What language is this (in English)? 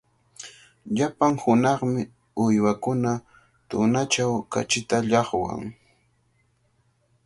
Cajatambo North Lima Quechua